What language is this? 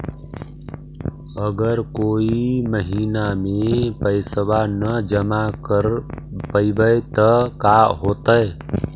Magahi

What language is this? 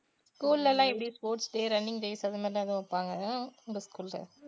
Tamil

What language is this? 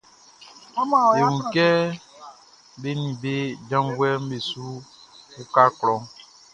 Baoulé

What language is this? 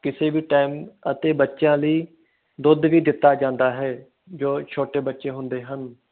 Punjabi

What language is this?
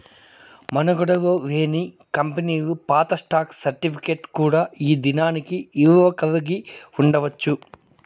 Telugu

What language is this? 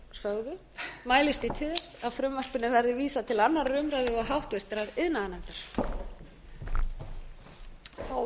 Icelandic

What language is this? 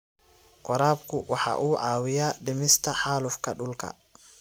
Somali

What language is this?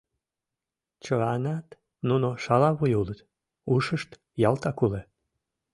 Mari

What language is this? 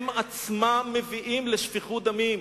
Hebrew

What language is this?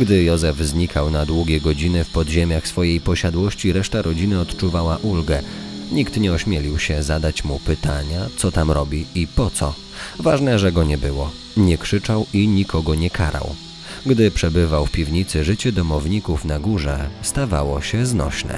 Polish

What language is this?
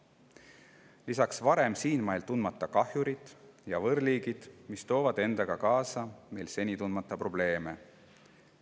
Estonian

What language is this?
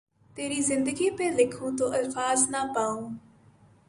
Urdu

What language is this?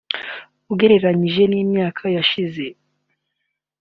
Kinyarwanda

